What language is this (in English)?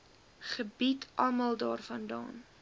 Afrikaans